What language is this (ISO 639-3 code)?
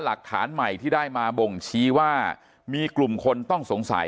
tha